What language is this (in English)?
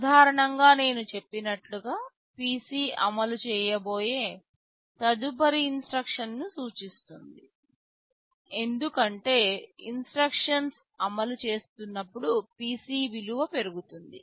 Telugu